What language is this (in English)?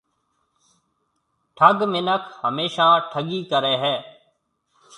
Marwari (Pakistan)